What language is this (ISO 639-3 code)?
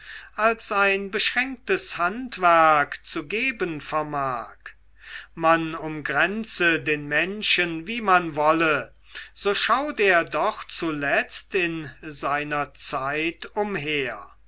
deu